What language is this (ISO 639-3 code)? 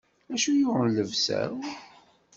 kab